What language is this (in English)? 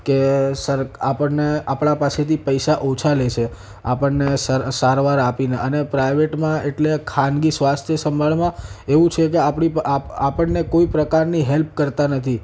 Gujarati